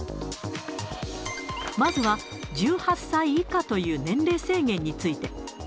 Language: Japanese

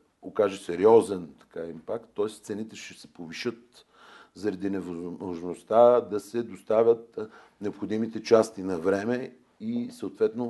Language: Bulgarian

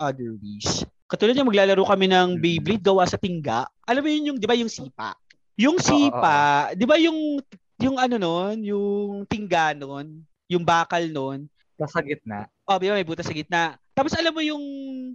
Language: Filipino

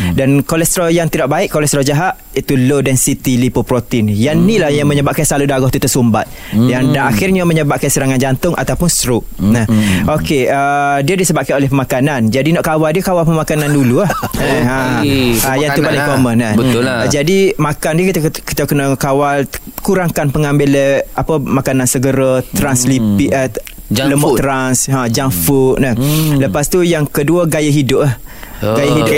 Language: Malay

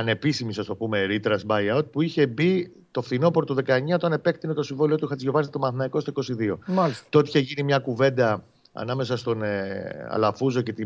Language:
Greek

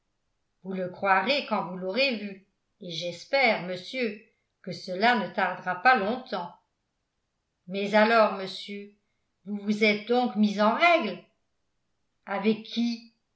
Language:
French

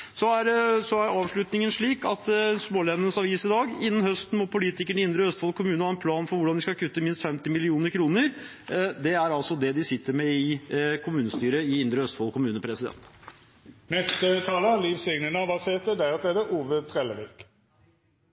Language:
Norwegian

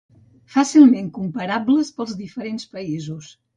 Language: Catalan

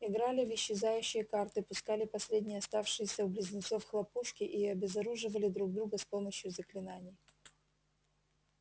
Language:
Russian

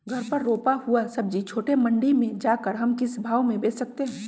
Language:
Magahi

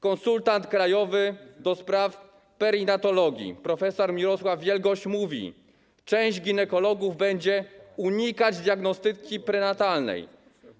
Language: Polish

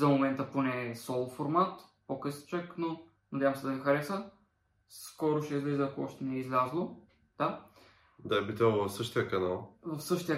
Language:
Bulgarian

